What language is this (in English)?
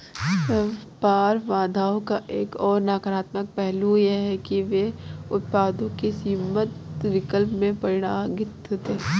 Hindi